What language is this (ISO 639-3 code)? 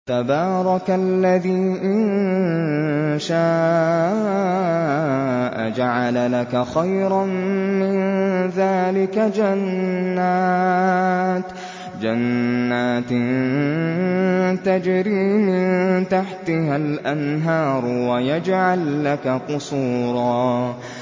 ara